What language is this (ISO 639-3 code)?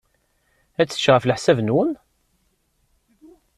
kab